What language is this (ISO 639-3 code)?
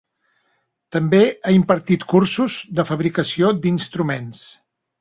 cat